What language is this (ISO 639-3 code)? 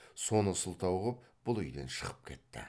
kaz